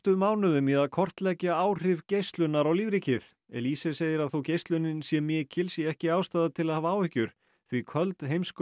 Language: Icelandic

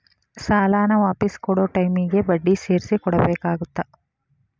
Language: Kannada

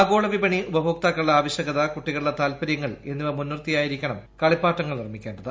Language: Malayalam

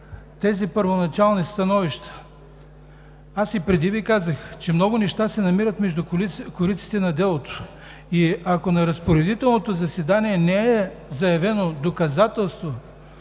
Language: Bulgarian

